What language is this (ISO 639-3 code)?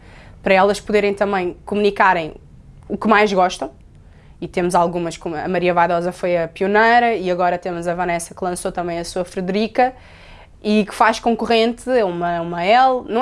por